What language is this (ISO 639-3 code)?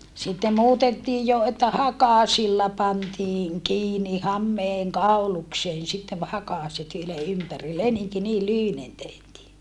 fin